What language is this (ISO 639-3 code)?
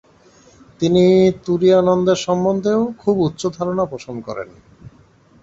ben